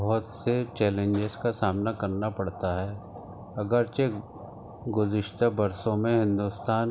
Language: Urdu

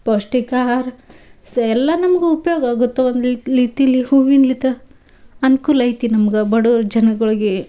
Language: Kannada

